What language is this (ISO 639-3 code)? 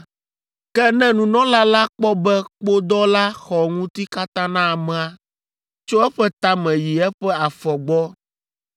ewe